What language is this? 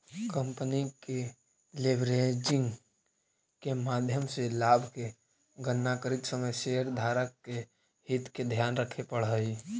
Magahi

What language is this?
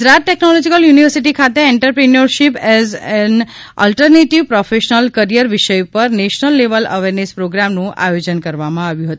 Gujarati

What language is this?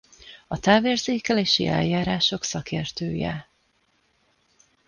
Hungarian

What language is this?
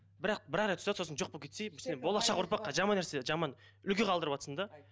Kazakh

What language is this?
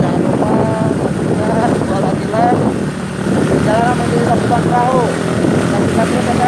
Indonesian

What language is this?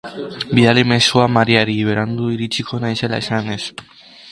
Basque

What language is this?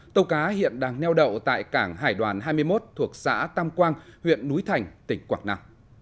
Vietnamese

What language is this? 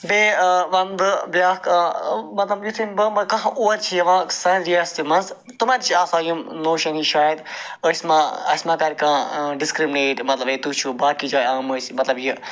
Kashmiri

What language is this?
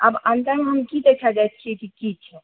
Maithili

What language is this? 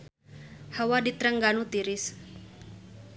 Sundanese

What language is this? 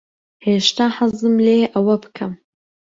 Central Kurdish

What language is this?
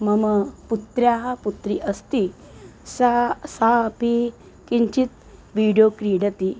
Sanskrit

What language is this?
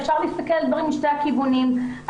Hebrew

